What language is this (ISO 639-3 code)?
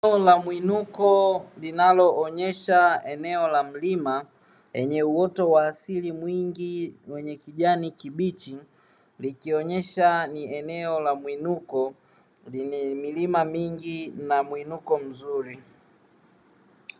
swa